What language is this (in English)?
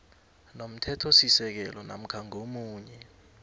South Ndebele